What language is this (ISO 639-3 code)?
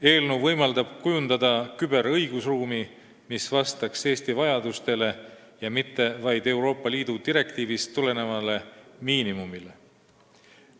est